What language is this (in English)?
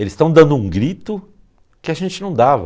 Portuguese